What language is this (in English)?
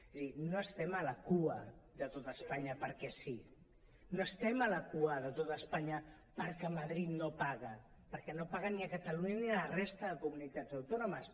Catalan